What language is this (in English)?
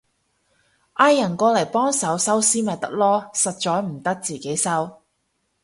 Cantonese